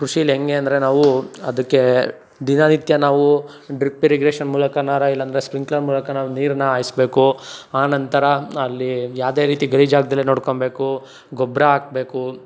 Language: Kannada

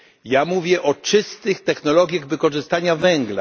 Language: Polish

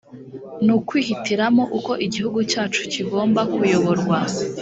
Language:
Kinyarwanda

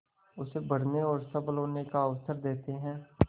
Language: Hindi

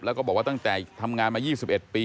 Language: Thai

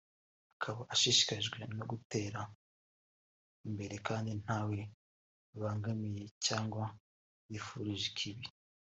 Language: Kinyarwanda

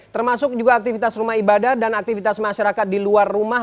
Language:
Indonesian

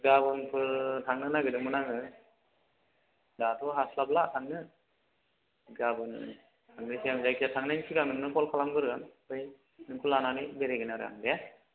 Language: Bodo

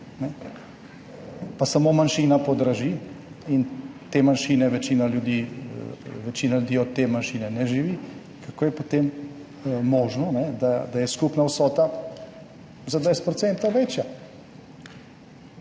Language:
Slovenian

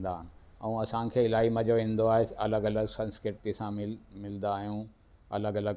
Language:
Sindhi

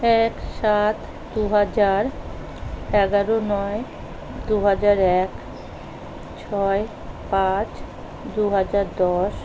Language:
Bangla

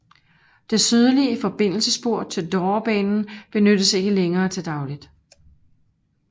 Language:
Danish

